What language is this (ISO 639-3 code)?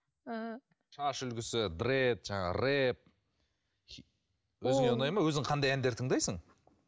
kaz